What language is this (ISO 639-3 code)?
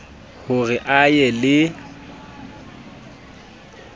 sot